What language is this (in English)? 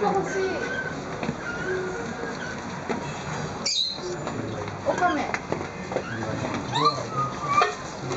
Japanese